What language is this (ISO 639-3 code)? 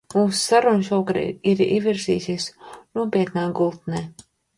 lav